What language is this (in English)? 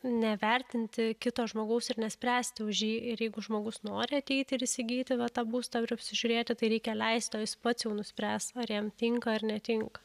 Lithuanian